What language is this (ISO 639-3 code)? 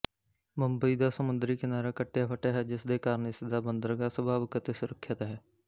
pan